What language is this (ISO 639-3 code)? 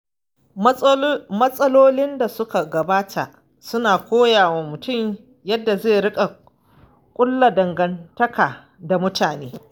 hau